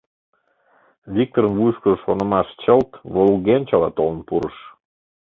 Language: Mari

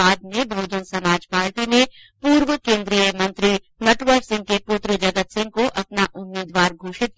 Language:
Hindi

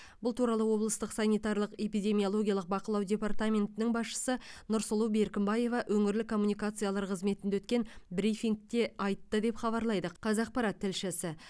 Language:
Kazakh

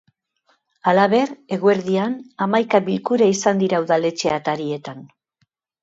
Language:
Basque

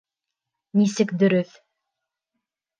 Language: Bashkir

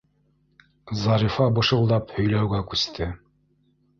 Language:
Bashkir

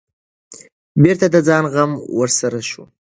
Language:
Pashto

